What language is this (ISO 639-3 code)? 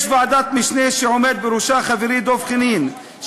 heb